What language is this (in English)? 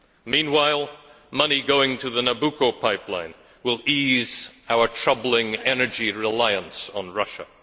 English